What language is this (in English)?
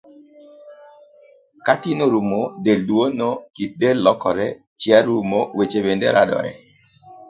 Luo (Kenya and Tanzania)